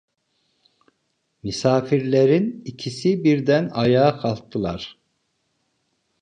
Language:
Turkish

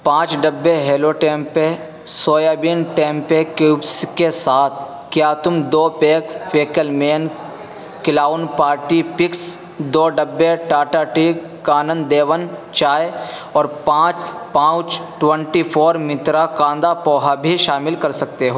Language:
Urdu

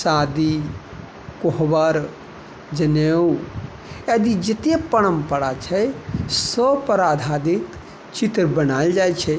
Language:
Maithili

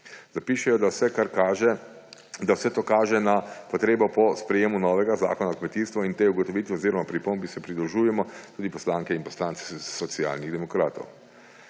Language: Slovenian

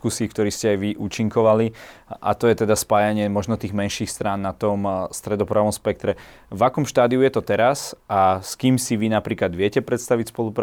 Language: Slovak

